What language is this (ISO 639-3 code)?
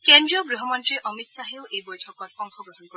asm